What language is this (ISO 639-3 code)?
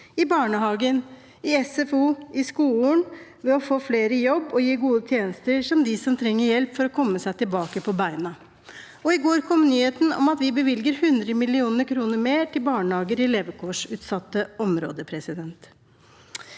nor